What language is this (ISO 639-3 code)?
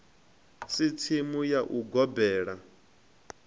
ven